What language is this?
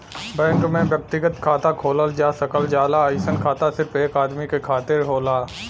Bhojpuri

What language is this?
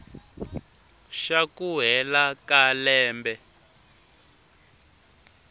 Tsonga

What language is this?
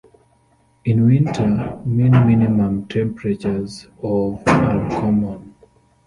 English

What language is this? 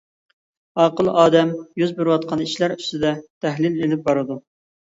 Uyghur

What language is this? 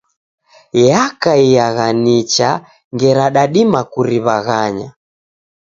Taita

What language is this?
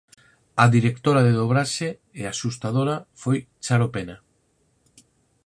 Galician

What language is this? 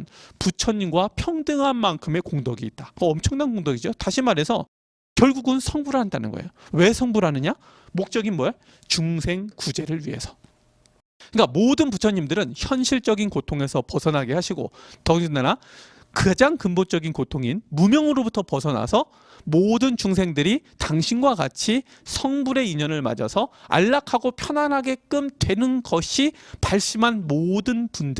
Korean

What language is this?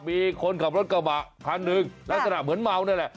Thai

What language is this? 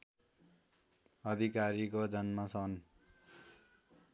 Nepali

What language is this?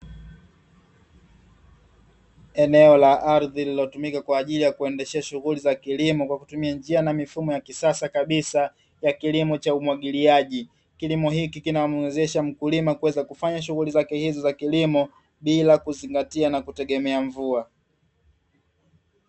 Swahili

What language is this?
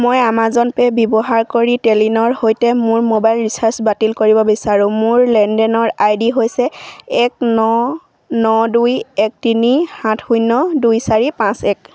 Assamese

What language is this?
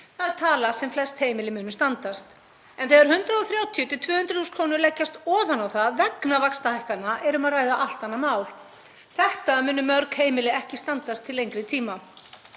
Icelandic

